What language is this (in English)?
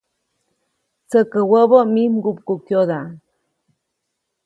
Copainalá Zoque